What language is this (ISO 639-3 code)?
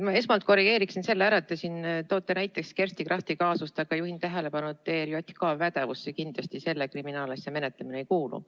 est